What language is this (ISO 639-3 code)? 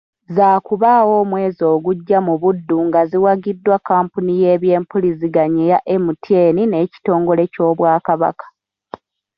lug